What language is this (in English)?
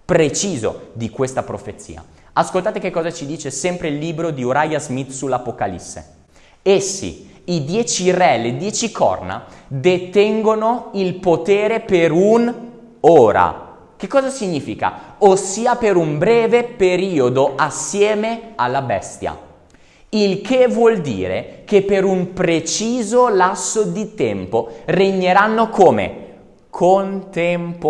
Italian